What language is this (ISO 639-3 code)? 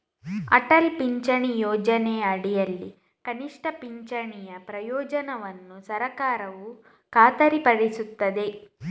kan